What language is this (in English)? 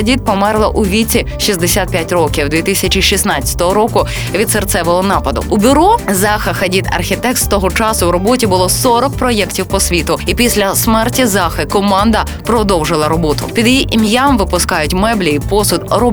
Ukrainian